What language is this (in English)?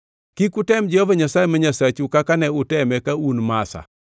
Luo (Kenya and Tanzania)